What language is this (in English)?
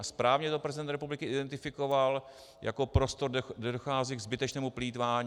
Czech